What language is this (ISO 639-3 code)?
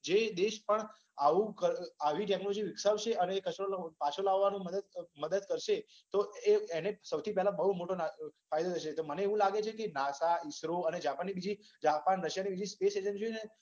guj